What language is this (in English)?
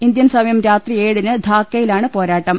Malayalam